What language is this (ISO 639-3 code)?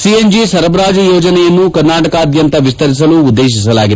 kan